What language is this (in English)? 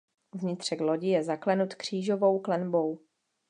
Czech